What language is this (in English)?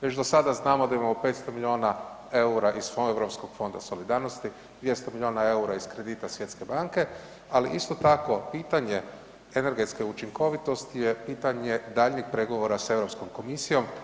Croatian